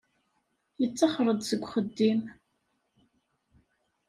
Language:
Kabyle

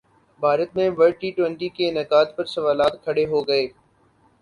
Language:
Urdu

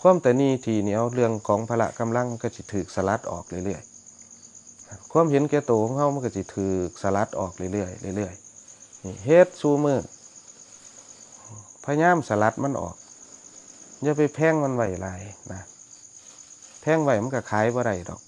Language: Thai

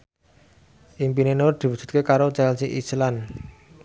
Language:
Javanese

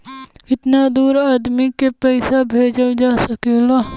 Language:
Bhojpuri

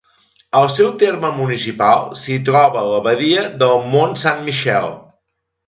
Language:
Catalan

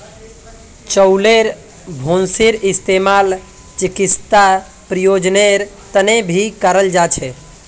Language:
Magahi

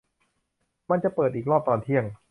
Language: Thai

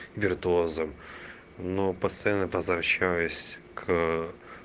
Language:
Russian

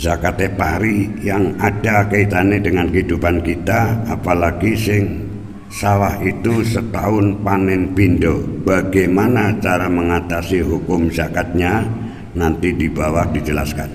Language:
Indonesian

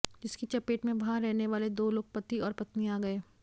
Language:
Hindi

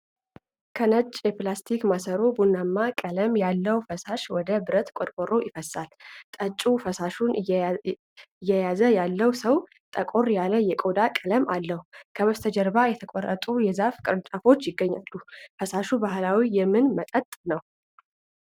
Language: Amharic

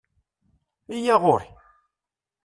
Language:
Kabyle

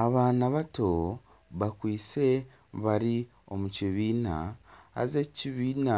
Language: Nyankole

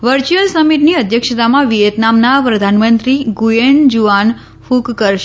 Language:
Gujarati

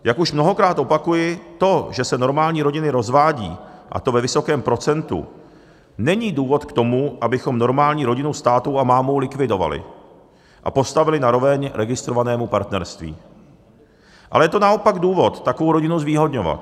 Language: Czech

